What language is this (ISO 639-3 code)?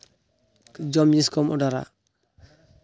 sat